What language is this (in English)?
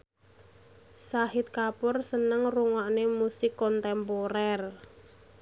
Javanese